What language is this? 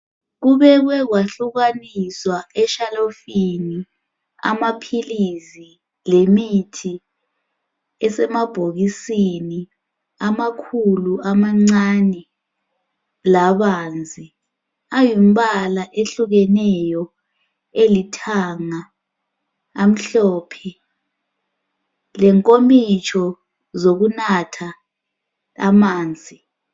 North Ndebele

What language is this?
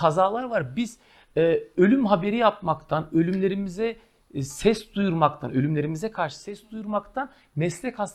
Turkish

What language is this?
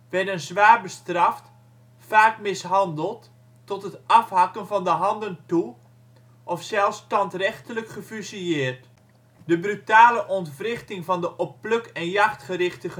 Dutch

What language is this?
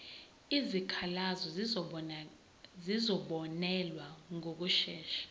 Zulu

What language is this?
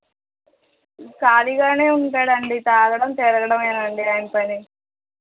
Telugu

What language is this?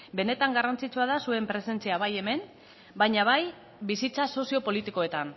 Basque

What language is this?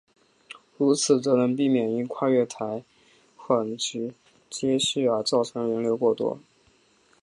Chinese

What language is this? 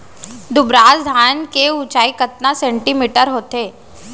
Chhattisgarhi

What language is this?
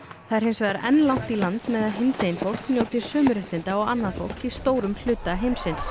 Icelandic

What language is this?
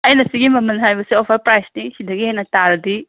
Manipuri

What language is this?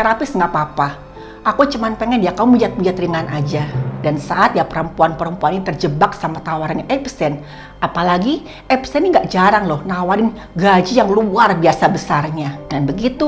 Indonesian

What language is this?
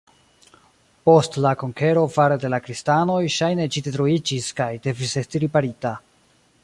Esperanto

